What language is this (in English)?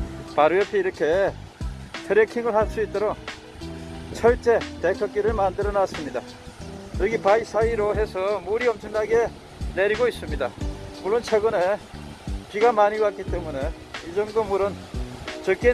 Korean